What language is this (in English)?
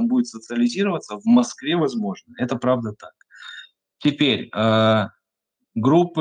Russian